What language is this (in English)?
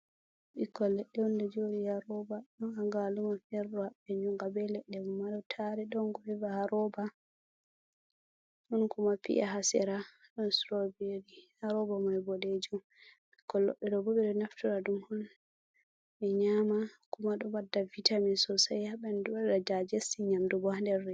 Fula